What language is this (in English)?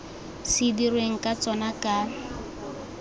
Tswana